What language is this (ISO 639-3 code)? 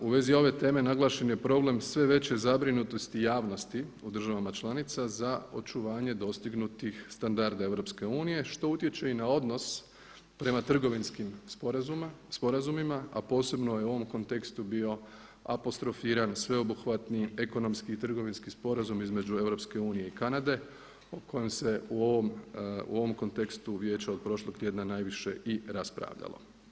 hrv